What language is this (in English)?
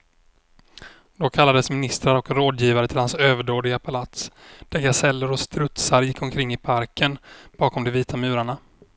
Swedish